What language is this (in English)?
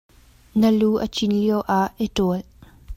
Hakha Chin